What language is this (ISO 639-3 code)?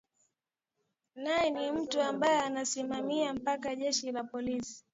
swa